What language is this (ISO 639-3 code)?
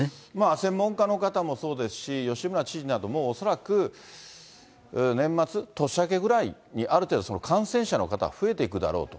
jpn